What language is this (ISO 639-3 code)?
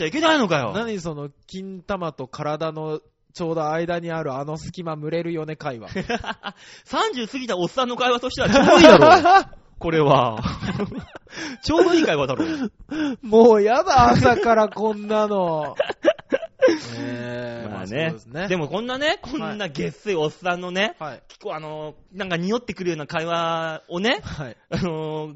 jpn